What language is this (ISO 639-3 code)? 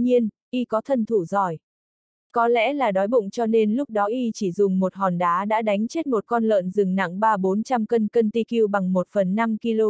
vie